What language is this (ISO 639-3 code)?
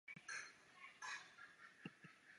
zho